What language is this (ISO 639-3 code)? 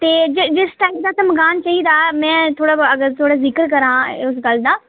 doi